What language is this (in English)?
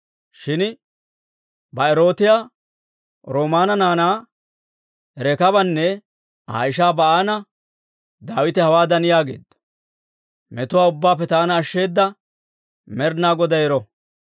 Dawro